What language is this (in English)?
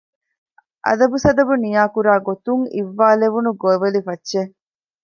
Divehi